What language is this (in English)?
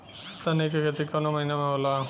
Bhojpuri